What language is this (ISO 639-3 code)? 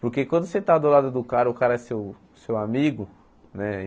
por